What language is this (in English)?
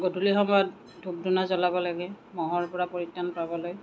Assamese